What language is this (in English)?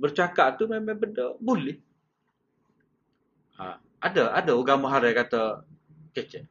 Malay